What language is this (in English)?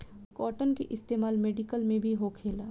Bhojpuri